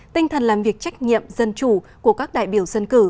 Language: Vietnamese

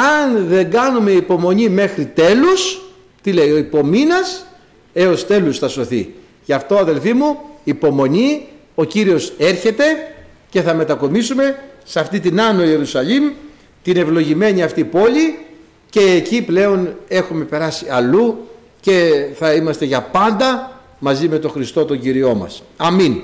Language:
Greek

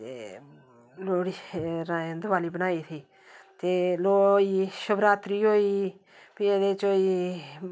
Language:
Dogri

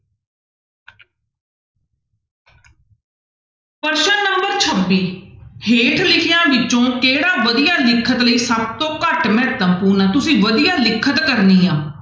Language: Punjabi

